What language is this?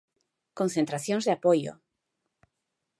Galician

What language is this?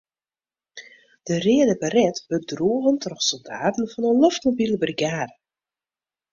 Western Frisian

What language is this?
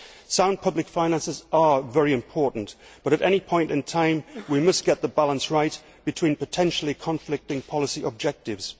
English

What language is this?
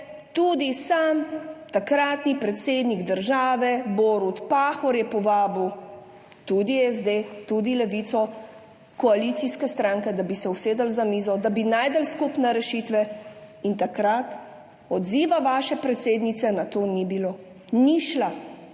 Slovenian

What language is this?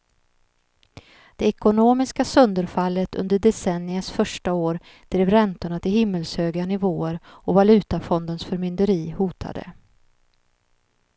Swedish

